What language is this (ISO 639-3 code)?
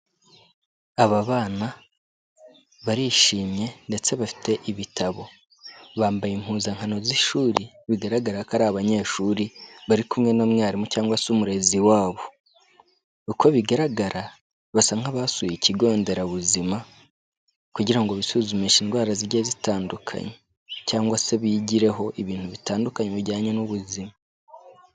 kin